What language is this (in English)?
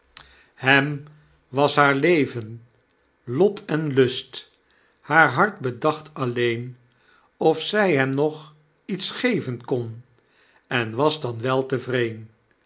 Dutch